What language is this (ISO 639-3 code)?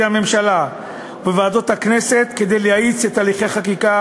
heb